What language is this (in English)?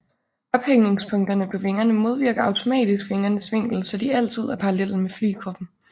Danish